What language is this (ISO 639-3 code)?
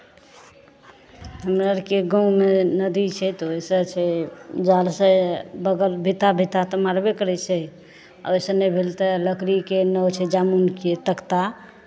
mai